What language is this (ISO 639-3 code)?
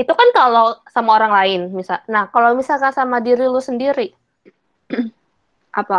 ind